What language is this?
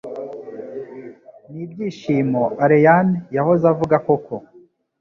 Kinyarwanda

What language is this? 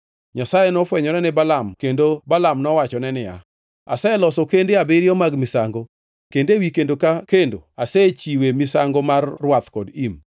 Luo (Kenya and Tanzania)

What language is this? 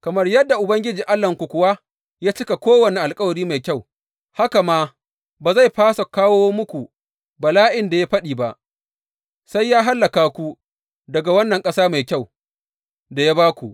Hausa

